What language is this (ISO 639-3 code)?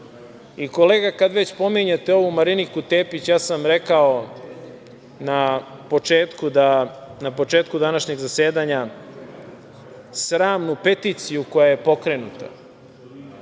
srp